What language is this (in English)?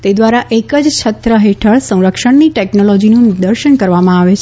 Gujarati